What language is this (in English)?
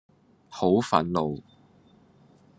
Cantonese